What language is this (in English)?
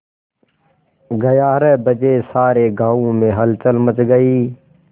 Hindi